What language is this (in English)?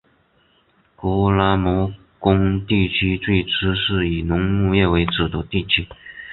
Chinese